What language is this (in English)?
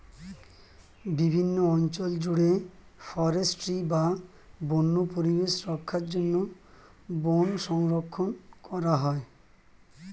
Bangla